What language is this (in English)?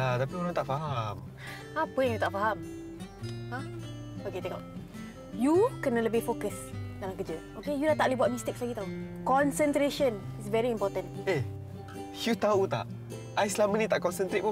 Malay